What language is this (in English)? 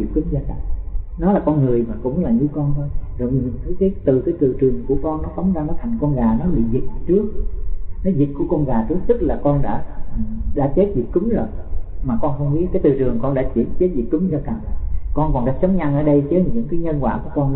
Vietnamese